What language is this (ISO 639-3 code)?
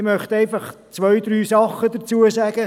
gsw